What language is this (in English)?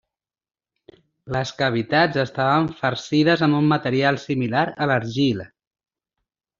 Catalan